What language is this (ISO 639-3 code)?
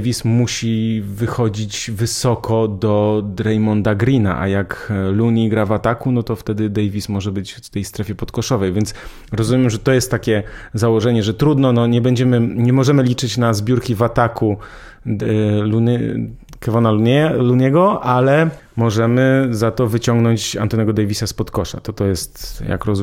pol